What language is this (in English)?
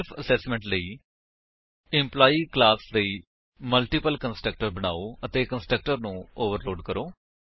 Punjabi